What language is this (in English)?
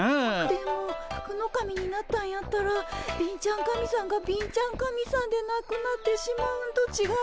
Japanese